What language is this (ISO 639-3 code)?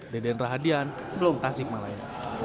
ind